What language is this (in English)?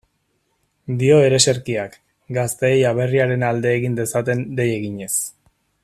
Basque